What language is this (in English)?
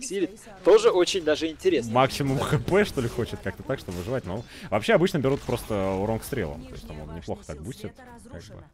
Russian